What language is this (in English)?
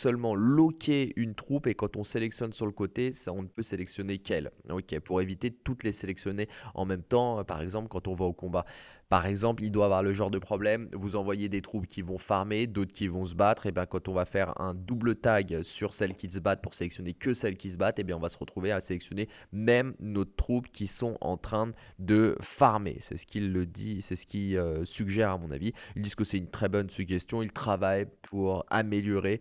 French